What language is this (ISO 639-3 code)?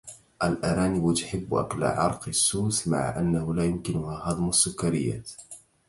ara